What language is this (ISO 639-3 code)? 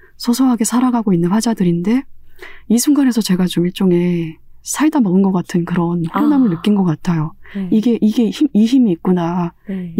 kor